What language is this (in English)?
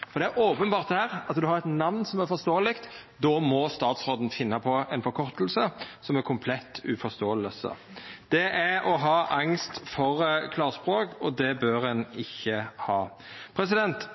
Norwegian Nynorsk